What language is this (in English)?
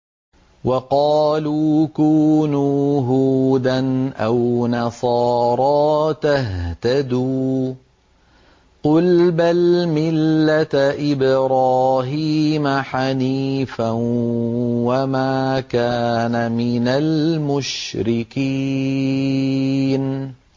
Arabic